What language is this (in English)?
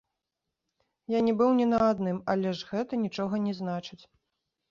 Belarusian